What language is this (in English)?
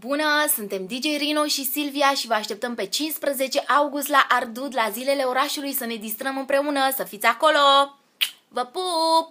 Romanian